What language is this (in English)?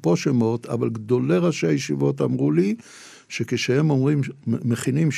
Hebrew